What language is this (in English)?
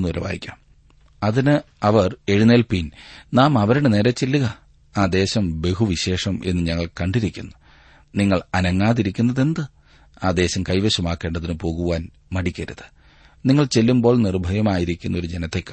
Malayalam